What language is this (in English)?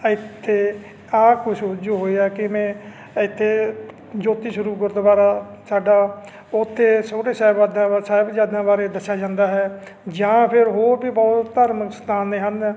Punjabi